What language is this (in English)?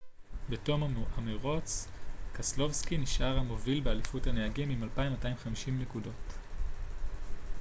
Hebrew